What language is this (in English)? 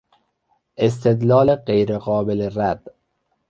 Persian